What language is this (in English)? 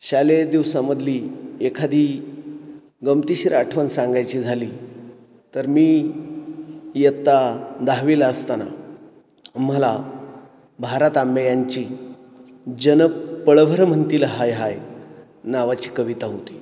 Marathi